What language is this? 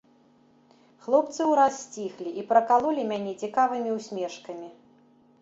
Belarusian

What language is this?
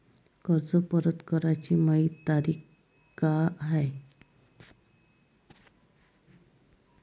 Marathi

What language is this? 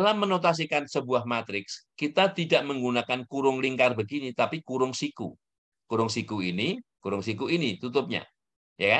Indonesian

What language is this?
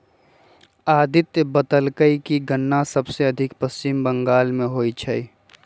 Magahi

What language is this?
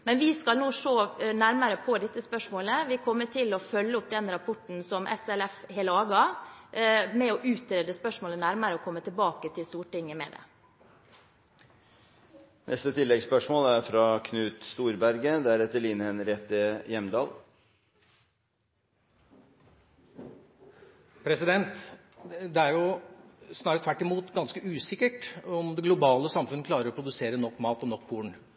Norwegian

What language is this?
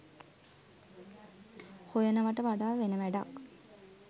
Sinhala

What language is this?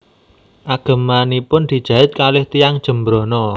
Javanese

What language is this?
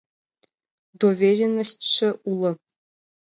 Mari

